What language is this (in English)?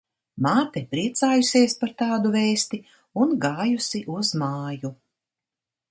Latvian